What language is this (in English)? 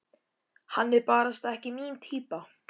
Icelandic